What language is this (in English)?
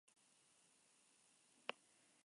Spanish